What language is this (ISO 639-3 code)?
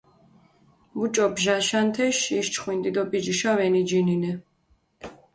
xmf